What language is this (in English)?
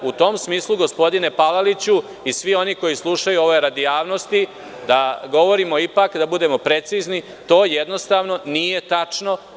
Serbian